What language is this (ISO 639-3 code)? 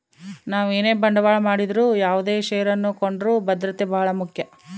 kan